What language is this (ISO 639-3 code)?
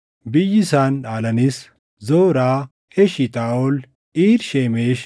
orm